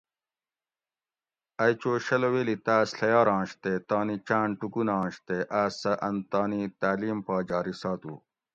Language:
Gawri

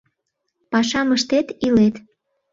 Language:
Mari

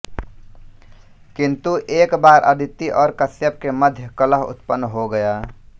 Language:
Hindi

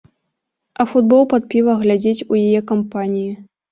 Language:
Belarusian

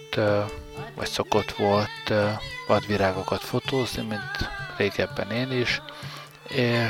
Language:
Hungarian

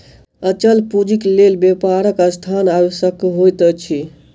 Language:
Maithili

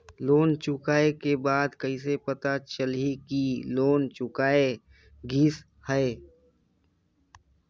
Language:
Chhattisgarhi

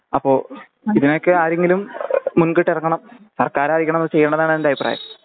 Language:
Malayalam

